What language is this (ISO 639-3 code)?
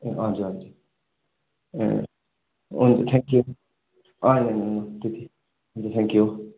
nep